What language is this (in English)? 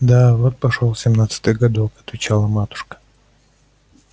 Russian